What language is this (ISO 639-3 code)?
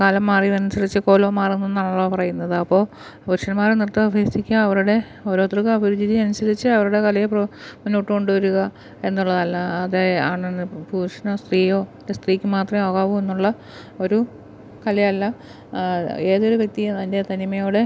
mal